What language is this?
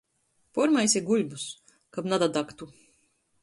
Latgalian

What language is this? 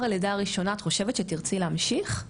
Hebrew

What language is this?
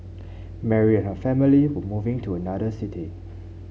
English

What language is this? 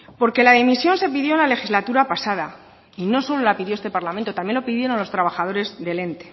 Spanish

